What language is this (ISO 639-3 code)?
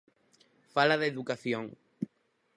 glg